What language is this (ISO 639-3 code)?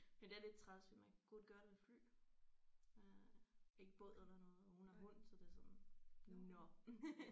dan